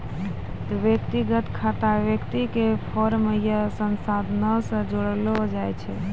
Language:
Maithili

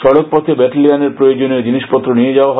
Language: Bangla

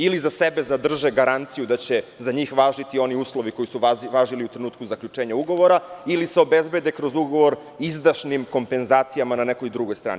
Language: Serbian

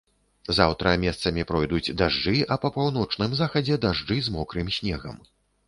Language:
Belarusian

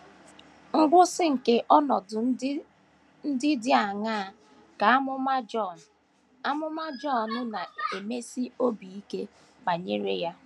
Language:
Igbo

